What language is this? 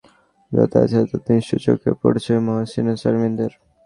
Bangla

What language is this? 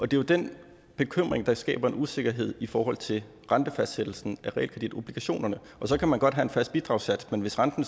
Danish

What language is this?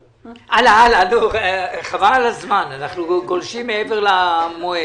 Hebrew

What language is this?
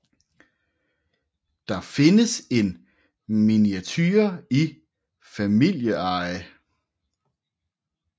Danish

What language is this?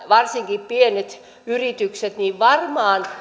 Finnish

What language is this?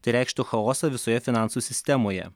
Lithuanian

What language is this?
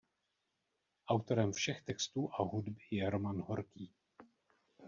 Czech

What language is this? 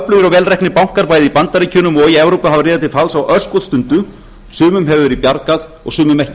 Icelandic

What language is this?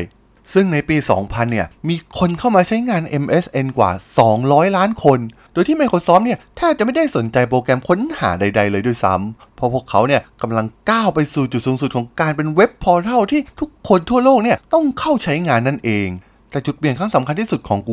Thai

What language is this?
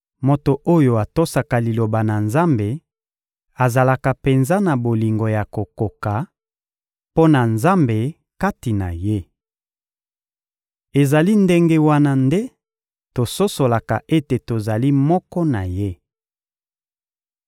Lingala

